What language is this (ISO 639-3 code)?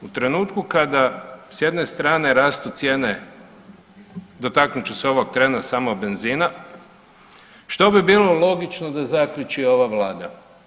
hrv